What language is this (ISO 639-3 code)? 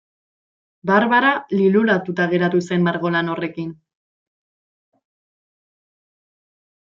eus